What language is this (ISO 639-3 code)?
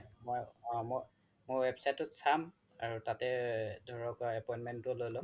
asm